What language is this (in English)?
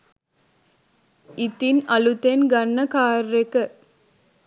Sinhala